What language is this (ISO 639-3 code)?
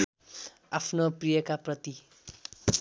nep